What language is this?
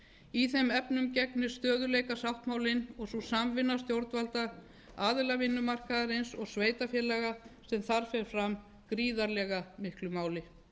Icelandic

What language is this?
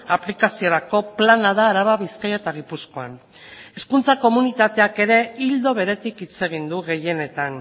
Basque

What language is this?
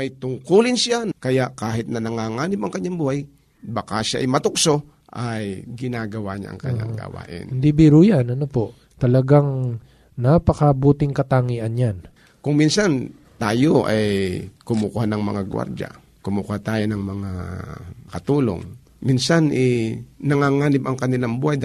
Filipino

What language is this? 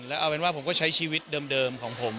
Thai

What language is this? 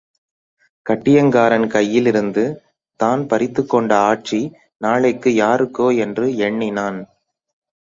Tamil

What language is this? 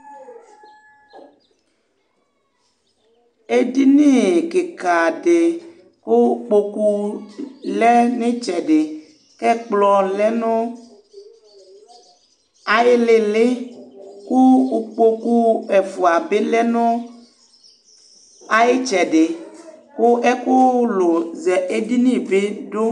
Ikposo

